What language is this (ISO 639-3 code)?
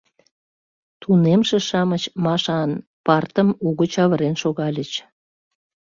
chm